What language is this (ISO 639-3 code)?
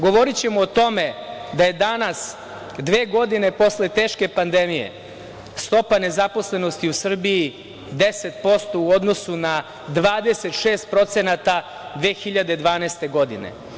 srp